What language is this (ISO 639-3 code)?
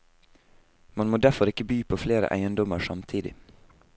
nor